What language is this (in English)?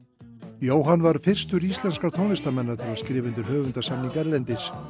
Icelandic